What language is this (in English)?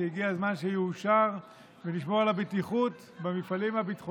Hebrew